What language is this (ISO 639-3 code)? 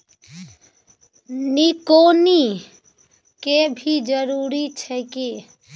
mai